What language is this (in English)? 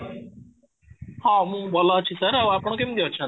Odia